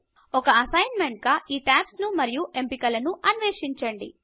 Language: Telugu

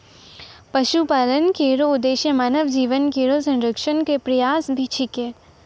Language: Maithili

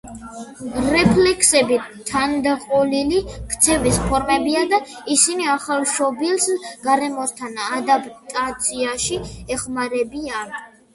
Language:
Georgian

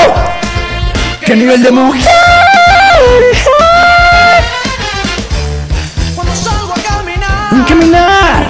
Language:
Spanish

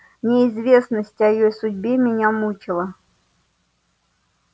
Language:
Russian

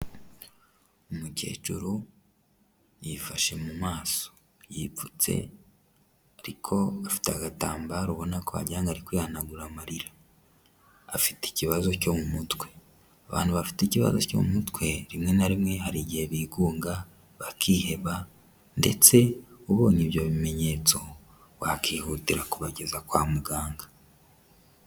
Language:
Kinyarwanda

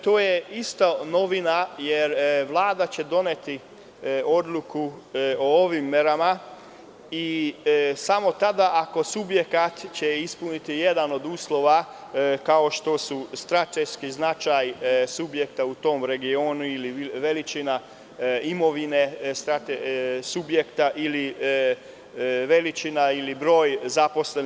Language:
Serbian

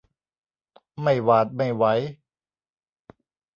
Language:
Thai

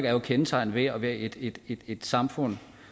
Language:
Danish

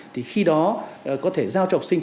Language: Vietnamese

